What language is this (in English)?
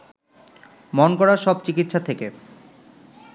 Bangla